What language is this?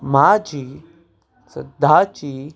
Konkani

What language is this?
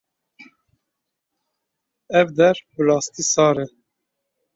Kurdish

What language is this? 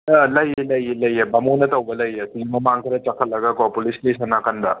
Manipuri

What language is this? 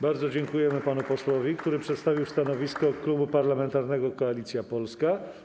Polish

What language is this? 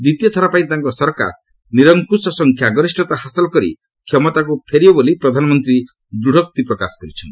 Odia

